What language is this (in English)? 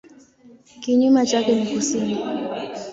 Swahili